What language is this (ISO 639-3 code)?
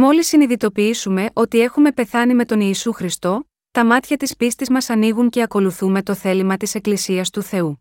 ell